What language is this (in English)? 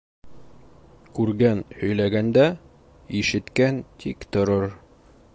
Bashkir